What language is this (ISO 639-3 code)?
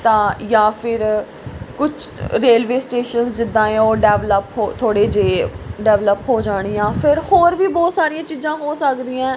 pan